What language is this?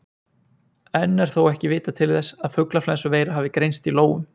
Icelandic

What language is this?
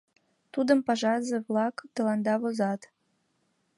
Mari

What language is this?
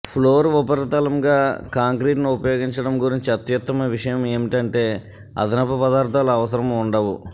Telugu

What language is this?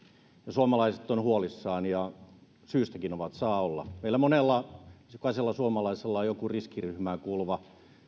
Finnish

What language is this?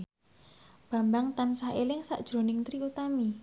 Javanese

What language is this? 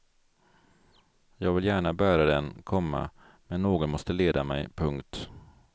Swedish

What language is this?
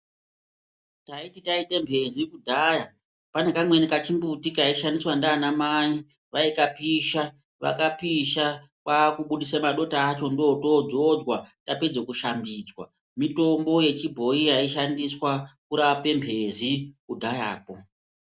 Ndau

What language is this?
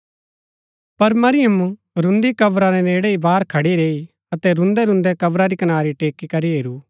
Gaddi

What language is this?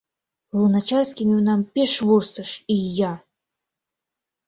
Mari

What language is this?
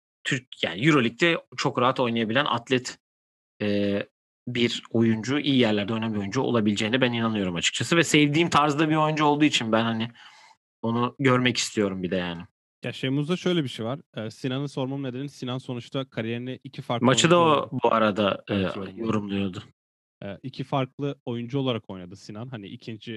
Turkish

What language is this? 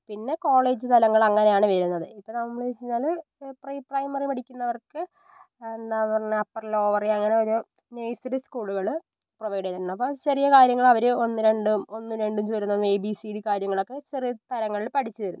Malayalam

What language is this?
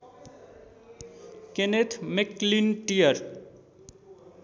Nepali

